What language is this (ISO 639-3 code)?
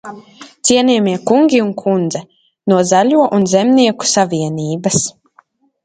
lav